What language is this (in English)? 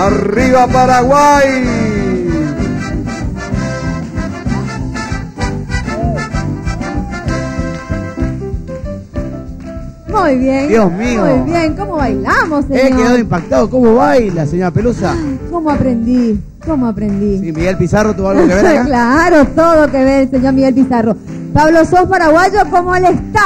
Spanish